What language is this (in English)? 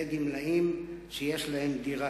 Hebrew